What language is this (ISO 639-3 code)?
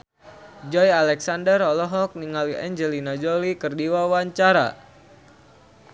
sun